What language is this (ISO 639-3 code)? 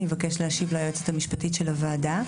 heb